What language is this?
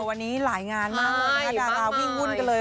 Thai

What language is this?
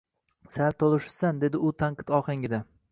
Uzbek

